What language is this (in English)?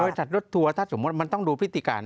Thai